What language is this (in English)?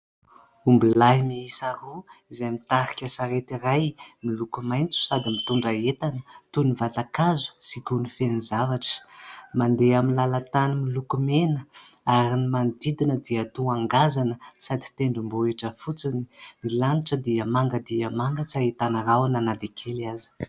Malagasy